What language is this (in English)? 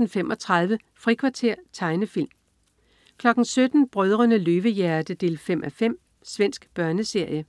Danish